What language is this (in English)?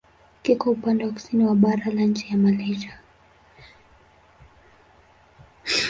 Swahili